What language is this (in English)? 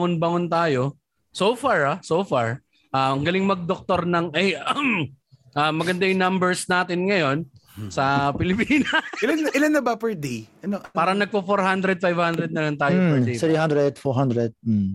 Filipino